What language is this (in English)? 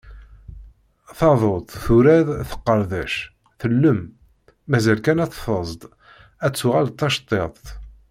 Kabyle